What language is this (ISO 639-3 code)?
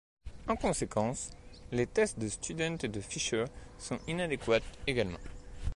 fra